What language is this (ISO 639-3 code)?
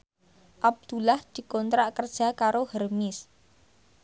jav